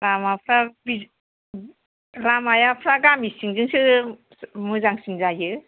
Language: Bodo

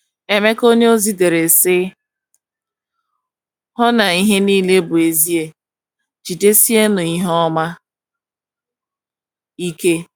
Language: Igbo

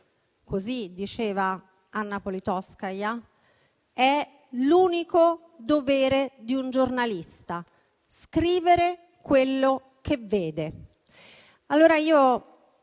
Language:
Italian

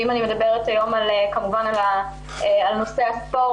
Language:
Hebrew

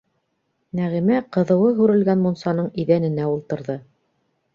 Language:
Bashkir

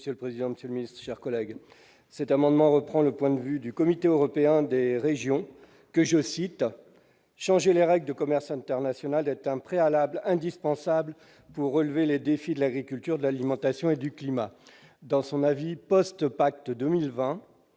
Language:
French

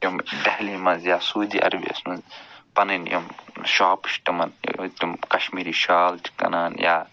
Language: Kashmiri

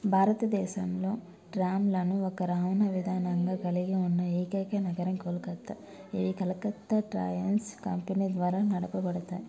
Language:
Telugu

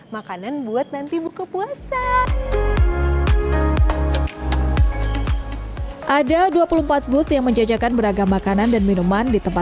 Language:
Indonesian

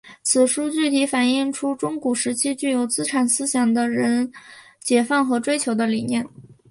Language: Chinese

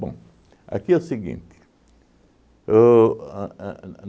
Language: Portuguese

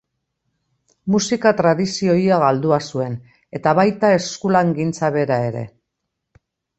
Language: Basque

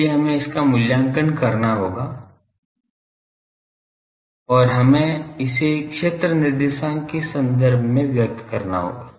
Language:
Hindi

